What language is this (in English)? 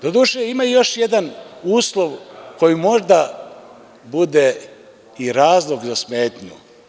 Serbian